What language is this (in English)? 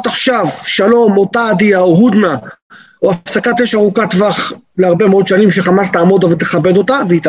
Hebrew